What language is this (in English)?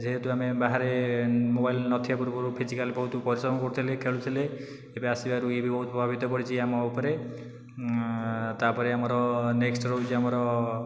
Odia